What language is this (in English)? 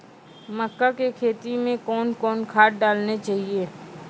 Maithili